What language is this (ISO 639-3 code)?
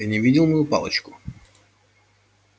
rus